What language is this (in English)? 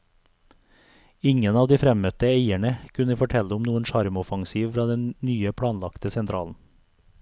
Norwegian